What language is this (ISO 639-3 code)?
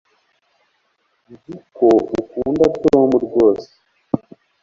kin